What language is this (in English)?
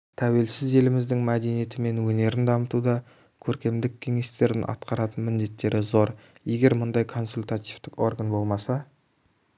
Kazakh